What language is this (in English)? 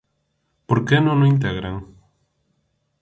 Galician